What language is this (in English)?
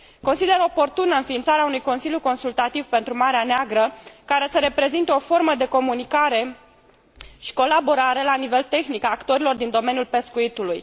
Romanian